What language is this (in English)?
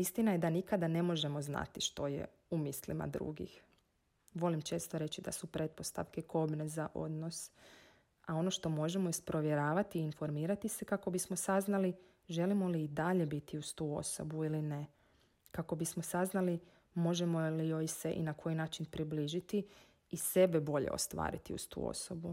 Croatian